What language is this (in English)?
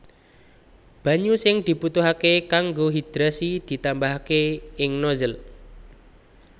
Javanese